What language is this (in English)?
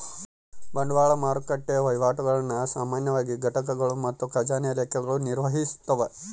Kannada